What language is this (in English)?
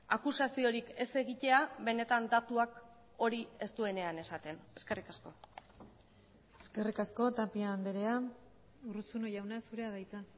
Basque